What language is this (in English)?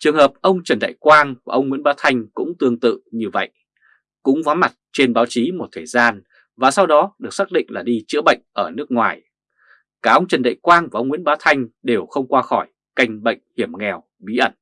Vietnamese